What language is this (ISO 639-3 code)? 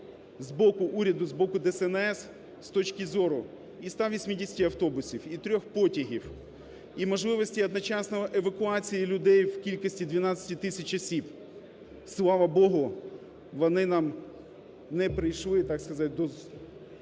ukr